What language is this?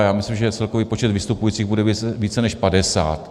Czech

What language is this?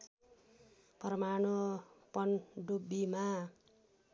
Nepali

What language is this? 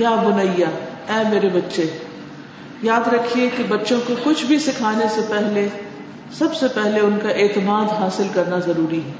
Urdu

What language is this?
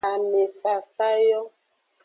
Aja (Benin)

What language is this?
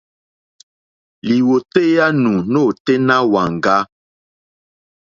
Mokpwe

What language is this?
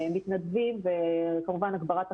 Hebrew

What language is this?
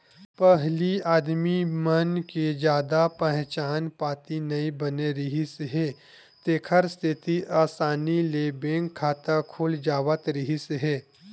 Chhattisgarhi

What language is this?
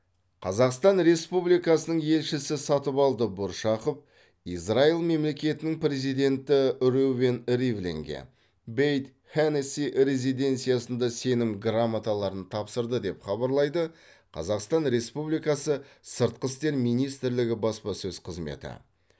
Kazakh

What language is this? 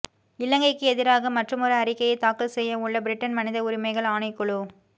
Tamil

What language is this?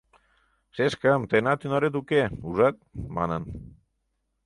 Mari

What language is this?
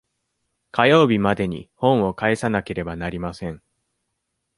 Japanese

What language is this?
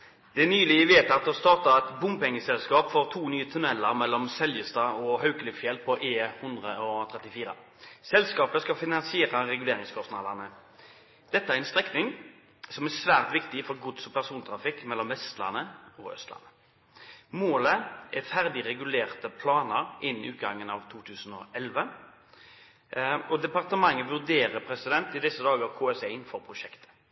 Norwegian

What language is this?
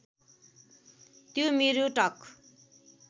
Nepali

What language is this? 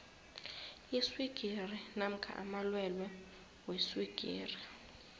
South Ndebele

